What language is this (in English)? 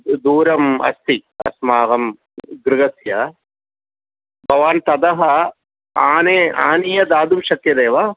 Sanskrit